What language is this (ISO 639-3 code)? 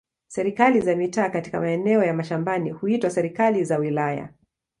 swa